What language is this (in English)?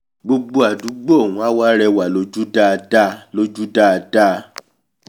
Yoruba